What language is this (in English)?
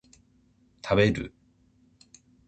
Japanese